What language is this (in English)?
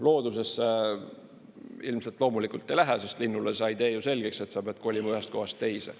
Estonian